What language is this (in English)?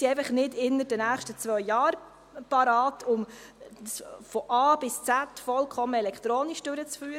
Swiss German